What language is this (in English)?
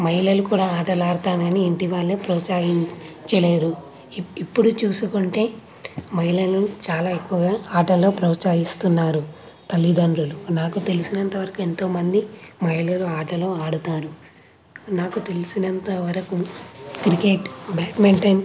Telugu